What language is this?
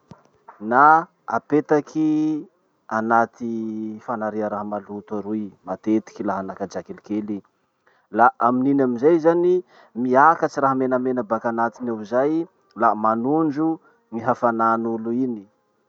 Masikoro Malagasy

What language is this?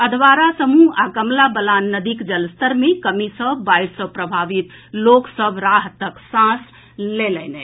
Maithili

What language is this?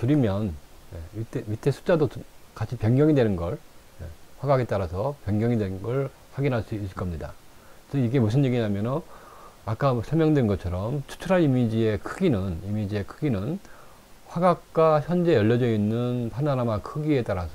Korean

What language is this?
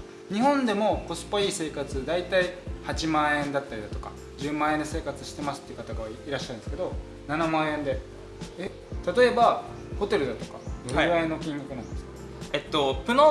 Japanese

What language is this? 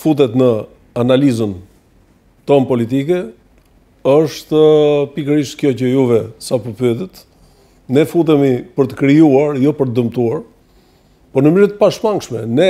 Romanian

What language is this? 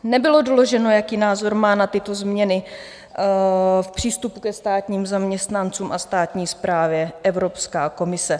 Czech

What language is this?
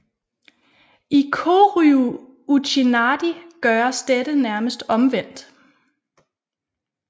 Danish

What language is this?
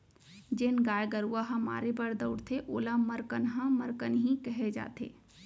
Chhattisgarhi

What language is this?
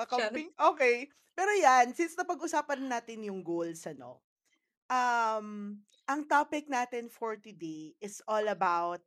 Filipino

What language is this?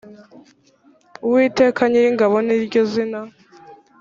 Kinyarwanda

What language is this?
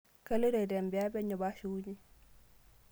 Masai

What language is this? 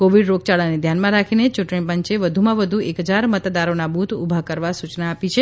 Gujarati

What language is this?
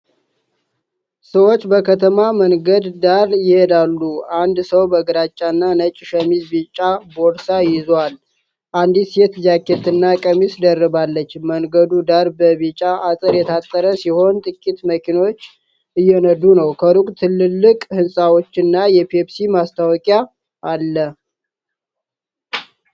Amharic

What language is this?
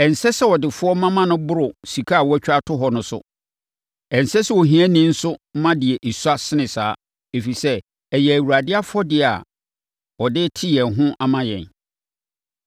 Akan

